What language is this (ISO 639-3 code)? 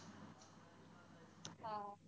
mar